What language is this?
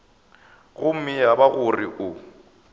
Northern Sotho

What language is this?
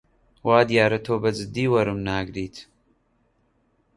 Central Kurdish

